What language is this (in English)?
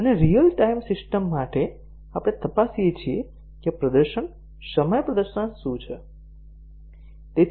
Gujarati